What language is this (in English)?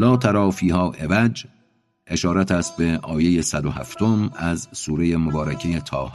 Persian